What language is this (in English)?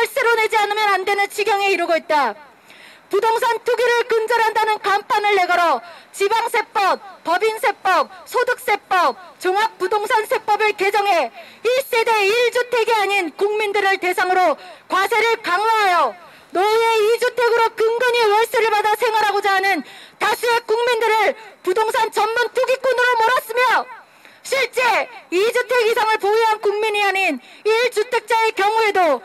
Korean